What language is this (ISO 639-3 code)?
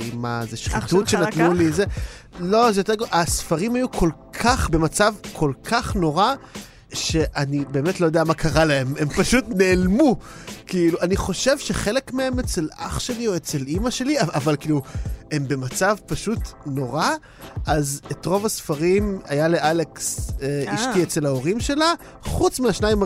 heb